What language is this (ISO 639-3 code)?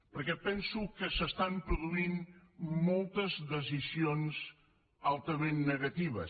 cat